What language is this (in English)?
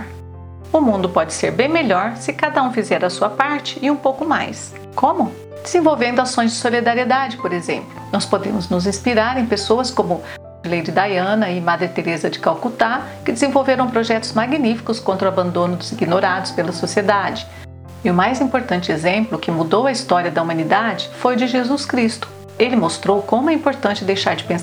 Portuguese